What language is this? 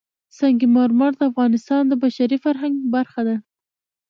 Pashto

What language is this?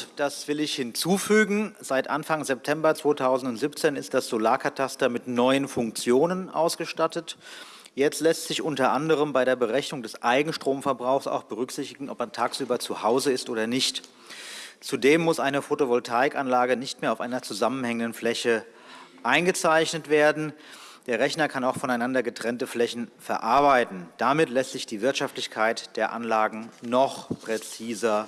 German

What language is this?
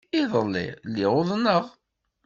Kabyle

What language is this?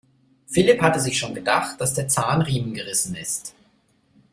German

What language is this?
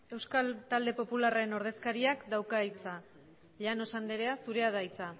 Basque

